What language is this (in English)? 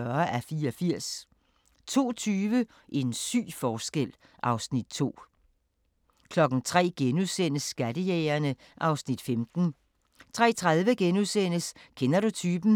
Danish